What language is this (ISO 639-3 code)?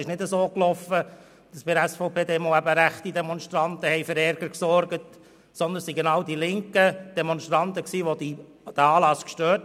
gsw